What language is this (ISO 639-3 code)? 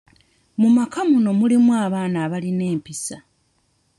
lug